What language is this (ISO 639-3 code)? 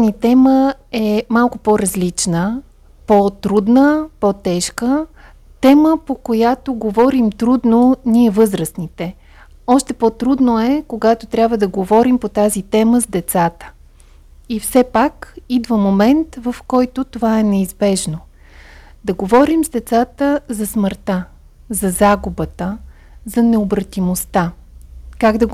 bul